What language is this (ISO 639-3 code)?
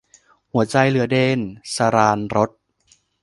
tha